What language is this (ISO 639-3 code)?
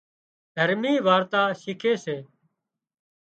kxp